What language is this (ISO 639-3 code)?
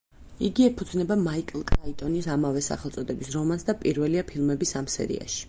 kat